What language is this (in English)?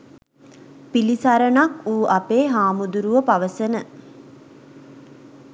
Sinhala